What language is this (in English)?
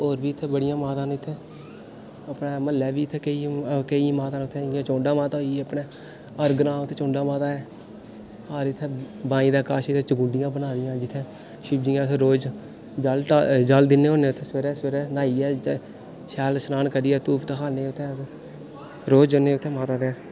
Dogri